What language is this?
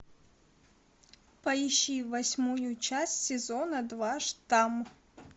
Russian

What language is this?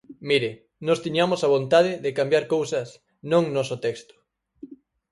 Galician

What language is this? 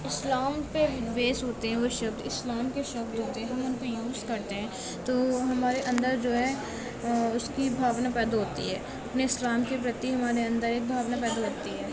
Urdu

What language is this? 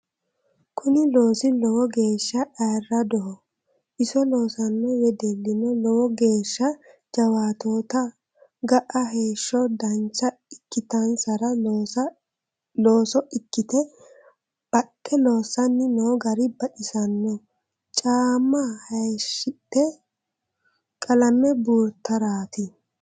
Sidamo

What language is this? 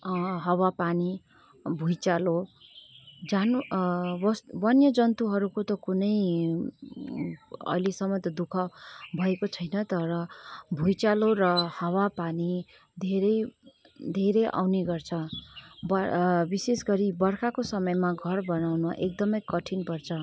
Nepali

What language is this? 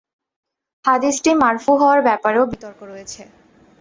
Bangla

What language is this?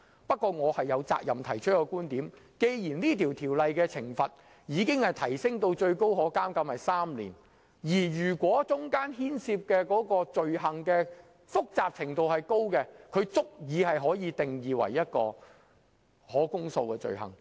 Cantonese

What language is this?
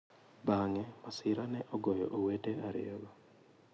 Luo (Kenya and Tanzania)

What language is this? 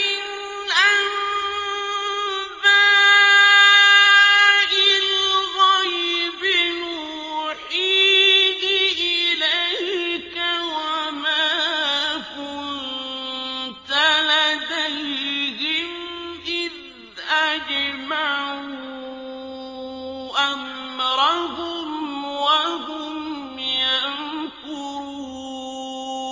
Arabic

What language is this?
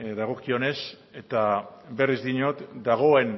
Basque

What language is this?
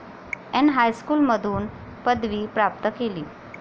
Marathi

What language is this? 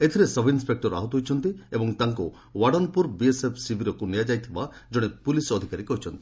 Odia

